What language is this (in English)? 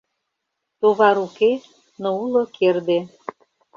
Mari